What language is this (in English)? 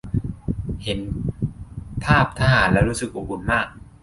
Thai